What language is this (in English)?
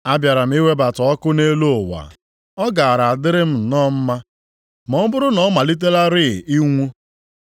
Igbo